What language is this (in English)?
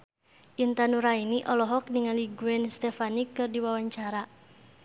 Sundanese